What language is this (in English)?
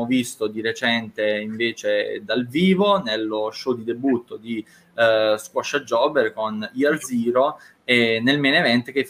Italian